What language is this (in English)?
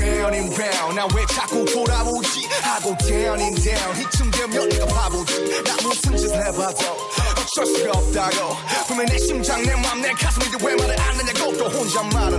Vietnamese